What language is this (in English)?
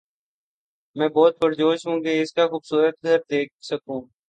Urdu